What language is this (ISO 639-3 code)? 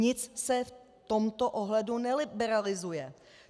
ces